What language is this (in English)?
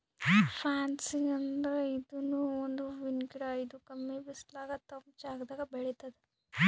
Kannada